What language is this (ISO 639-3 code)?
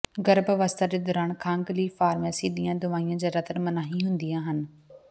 pan